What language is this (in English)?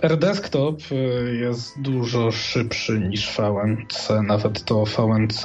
Polish